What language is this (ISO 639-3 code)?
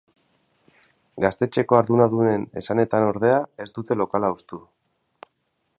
eus